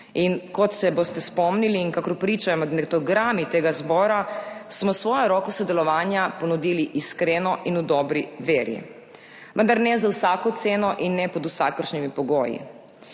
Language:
Slovenian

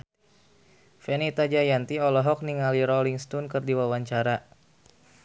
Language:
Sundanese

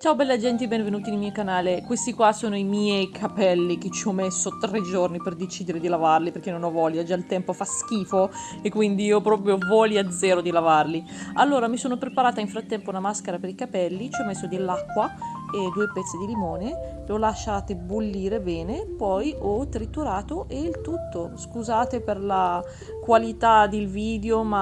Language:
Italian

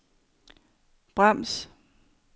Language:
Danish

